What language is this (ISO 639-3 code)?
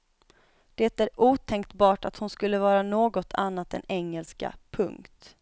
swe